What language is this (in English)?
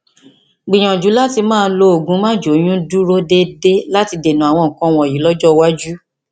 Yoruba